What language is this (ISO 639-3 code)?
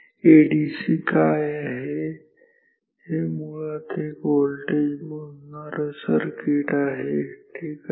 mar